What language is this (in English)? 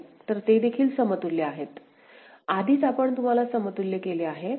Marathi